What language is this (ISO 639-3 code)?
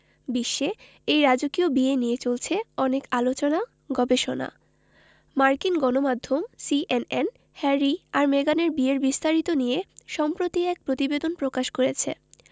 ben